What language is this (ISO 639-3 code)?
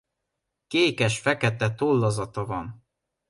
hun